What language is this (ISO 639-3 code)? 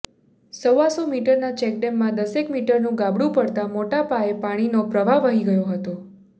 guj